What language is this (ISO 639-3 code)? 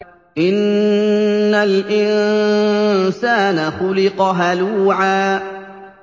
ara